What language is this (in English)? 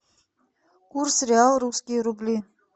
Russian